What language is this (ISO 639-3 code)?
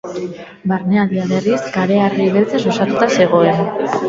eus